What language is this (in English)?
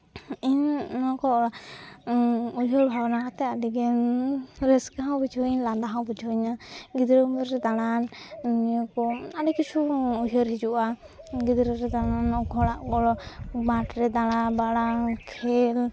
Santali